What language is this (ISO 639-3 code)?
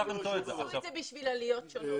heb